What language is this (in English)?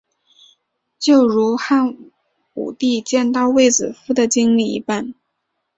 Chinese